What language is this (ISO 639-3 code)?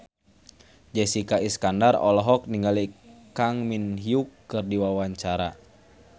sun